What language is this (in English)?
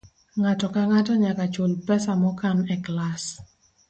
Luo (Kenya and Tanzania)